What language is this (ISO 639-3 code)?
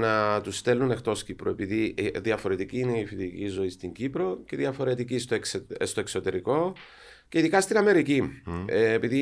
ell